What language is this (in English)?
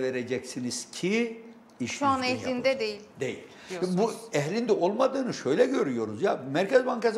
Turkish